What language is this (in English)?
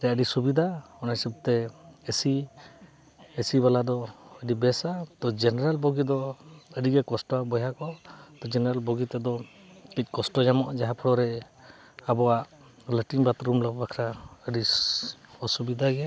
Santali